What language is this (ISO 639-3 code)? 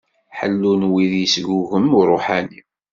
kab